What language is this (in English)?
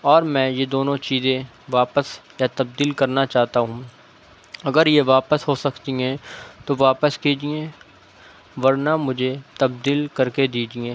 Urdu